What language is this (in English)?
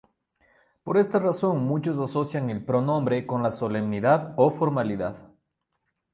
Spanish